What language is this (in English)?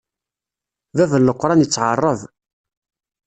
Kabyle